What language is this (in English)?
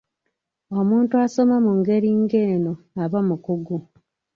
Ganda